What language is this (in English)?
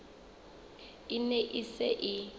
Southern Sotho